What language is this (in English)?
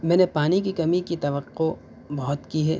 Urdu